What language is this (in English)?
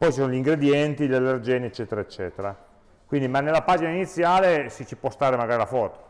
Italian